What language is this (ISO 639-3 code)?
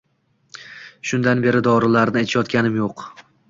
uzb